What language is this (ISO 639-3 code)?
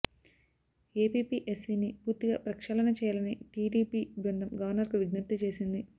tel